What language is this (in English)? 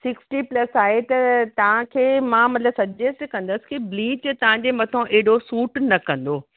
Sindhi